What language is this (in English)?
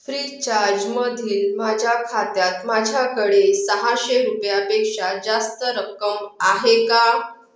Marathi